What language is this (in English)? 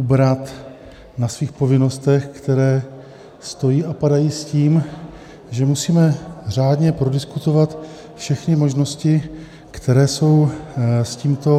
Czech